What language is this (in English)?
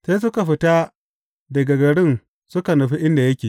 Hausa